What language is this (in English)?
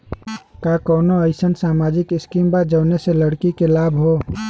Bhojpuri